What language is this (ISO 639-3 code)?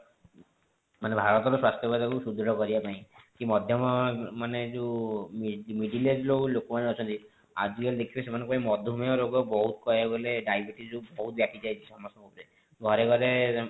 ori